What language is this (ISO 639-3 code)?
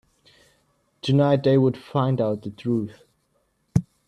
eng